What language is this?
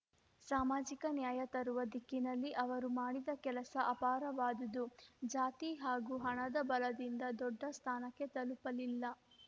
Kannada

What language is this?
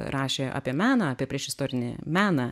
Lithuanian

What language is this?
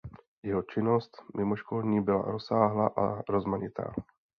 Czech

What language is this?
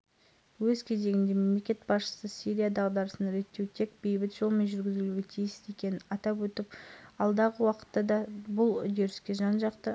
Kazakh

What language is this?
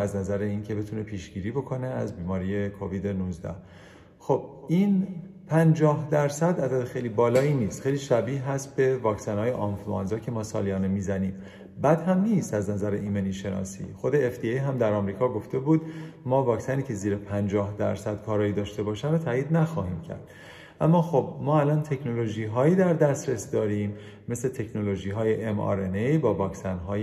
Persian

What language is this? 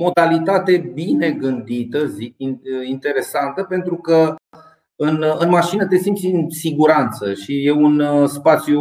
Romanian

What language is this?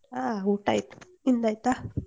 Kannada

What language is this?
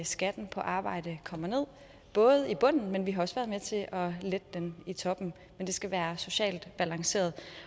Danish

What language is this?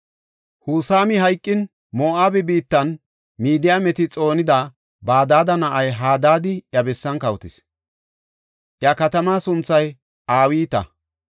Gofa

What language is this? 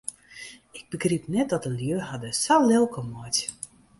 Western Frisian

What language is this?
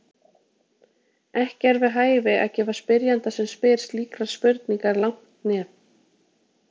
Icelandic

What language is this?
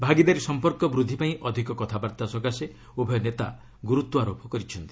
Odia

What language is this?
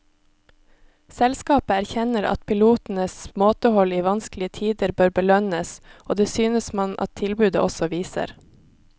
Norwegian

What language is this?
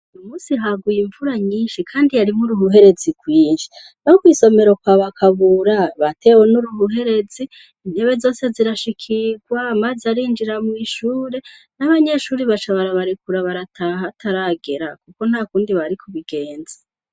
Rundi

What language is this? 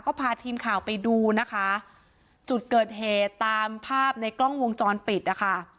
Thai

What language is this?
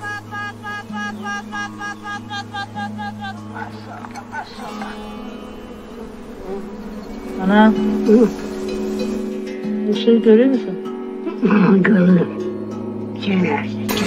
Turkish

